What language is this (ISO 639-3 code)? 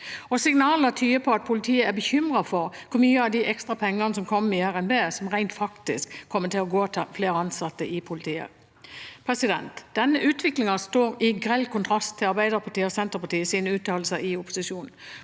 nor